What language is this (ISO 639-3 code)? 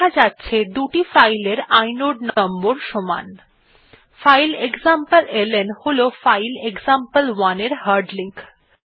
ben